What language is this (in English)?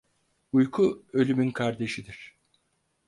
Turkish